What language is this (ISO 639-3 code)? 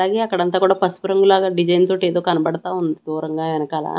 tel